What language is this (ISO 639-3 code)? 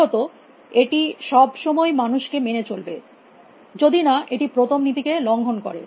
ben